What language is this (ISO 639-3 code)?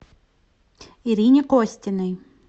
rus